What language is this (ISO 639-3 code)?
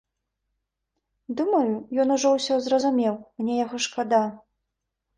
bel